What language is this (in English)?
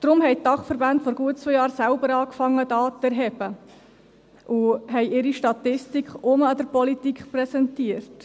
Swiss German